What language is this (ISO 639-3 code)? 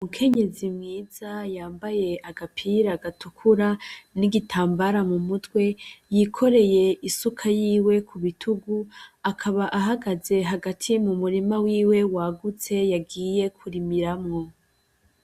run